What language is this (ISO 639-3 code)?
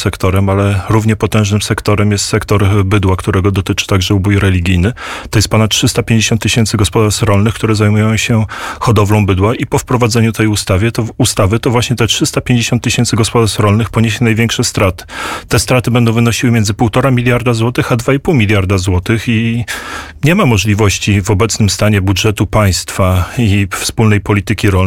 pol